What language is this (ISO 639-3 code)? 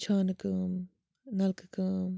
kas